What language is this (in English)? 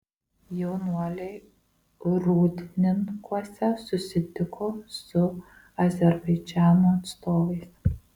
Lithuanian